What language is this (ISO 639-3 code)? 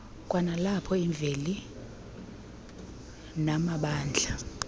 xho